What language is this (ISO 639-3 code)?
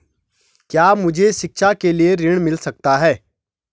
hin